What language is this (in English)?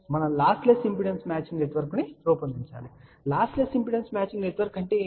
Telugu